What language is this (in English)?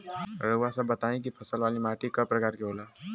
Bhojpuri